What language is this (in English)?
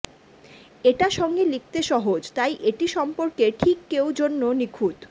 Bangla